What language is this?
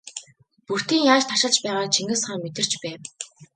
Mongolian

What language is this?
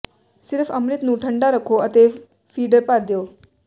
Punjabi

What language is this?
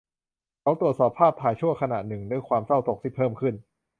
Thai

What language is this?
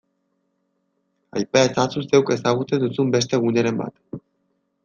Basque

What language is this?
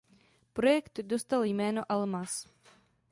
Czech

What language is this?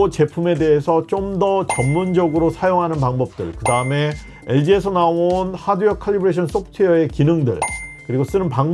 Korean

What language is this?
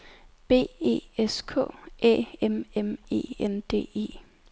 Danish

